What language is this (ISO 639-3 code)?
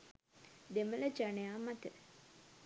sin